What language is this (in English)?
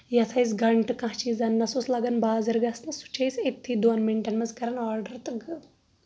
Kashmiri